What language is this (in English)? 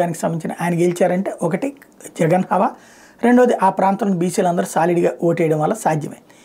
Telugu